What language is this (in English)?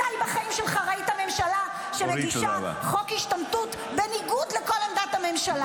Hebrew